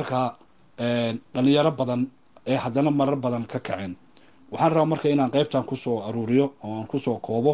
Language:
Arabic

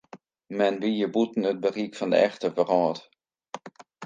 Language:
Western Frisian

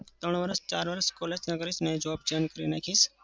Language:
Gujarati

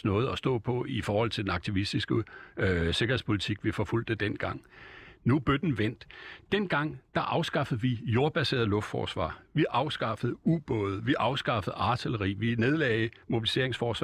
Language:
Danish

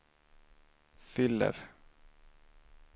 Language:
Swedish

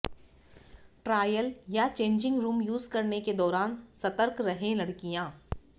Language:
Hindi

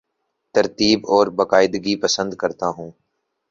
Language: Urdu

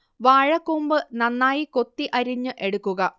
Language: Malayalam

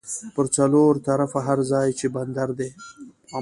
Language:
Pashto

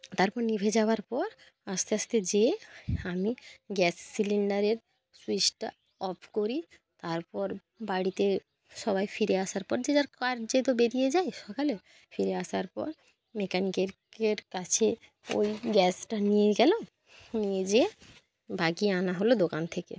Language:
Bangla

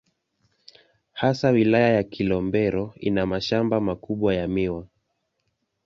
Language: Swahili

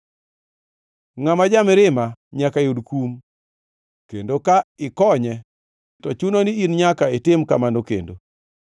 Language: Luo (Kenya and Tanzania)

